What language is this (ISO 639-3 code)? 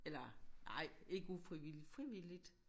dan